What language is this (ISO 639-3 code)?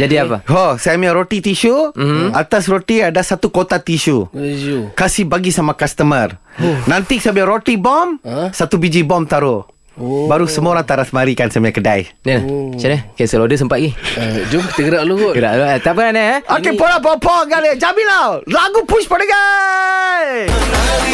msa